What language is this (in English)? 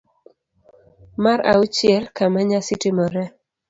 Luo (Kenya and Tanzania)